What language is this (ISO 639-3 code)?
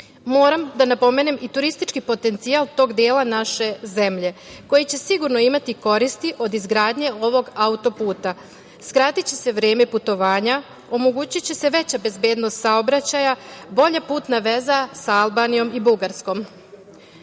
srp